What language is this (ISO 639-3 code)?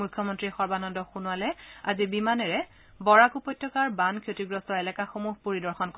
asm